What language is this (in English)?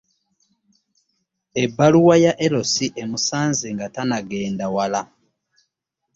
Ganda